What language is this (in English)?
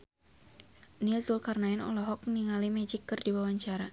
Sundanese